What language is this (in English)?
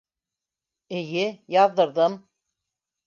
Bashkir